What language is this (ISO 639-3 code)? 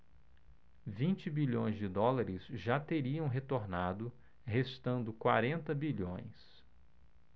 por